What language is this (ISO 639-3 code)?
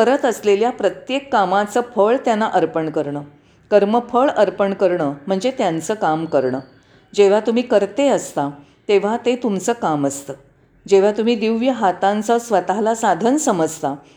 mar